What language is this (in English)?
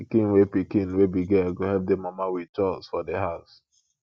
Nigerian Pidgin